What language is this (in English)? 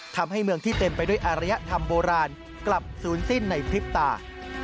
Thai